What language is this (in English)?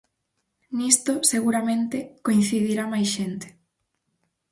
Galician